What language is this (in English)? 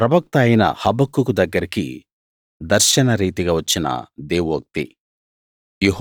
Telugu